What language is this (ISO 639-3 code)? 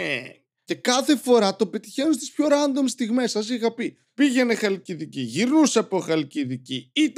ell